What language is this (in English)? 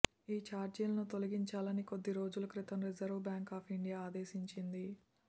Telugu